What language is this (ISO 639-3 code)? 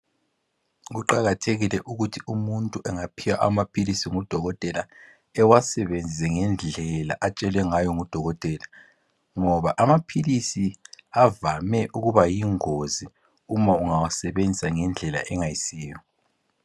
nde